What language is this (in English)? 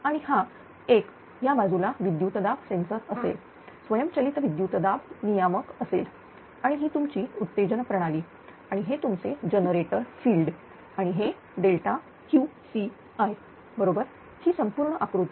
Marathi